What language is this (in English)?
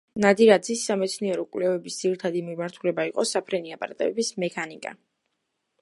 Georgian